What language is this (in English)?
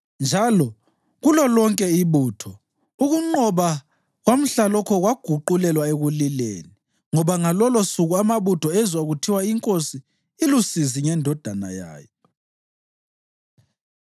North Ndebele